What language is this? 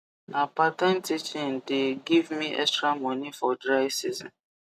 Nigerian Pidgin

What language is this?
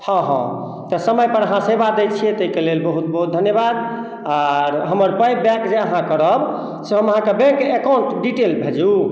Maithili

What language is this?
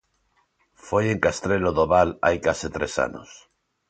Galician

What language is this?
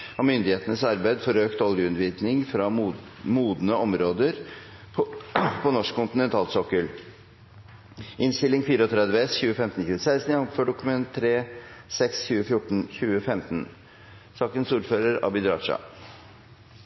Norwegian Bokmål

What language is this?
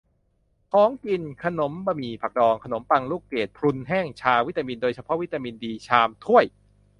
Thai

